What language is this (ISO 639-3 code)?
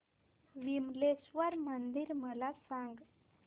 mar